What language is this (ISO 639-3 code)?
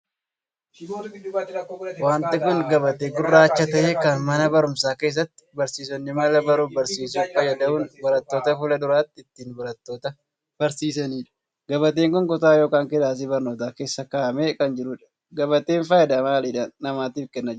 orm